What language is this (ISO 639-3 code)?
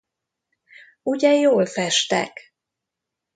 hun